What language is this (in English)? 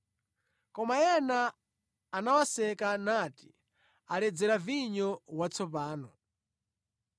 Nyanja